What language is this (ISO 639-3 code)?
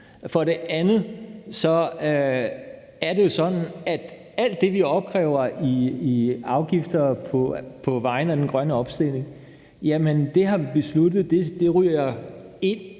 dan